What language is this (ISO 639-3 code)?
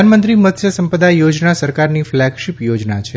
guj